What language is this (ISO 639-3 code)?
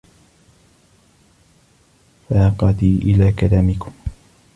ara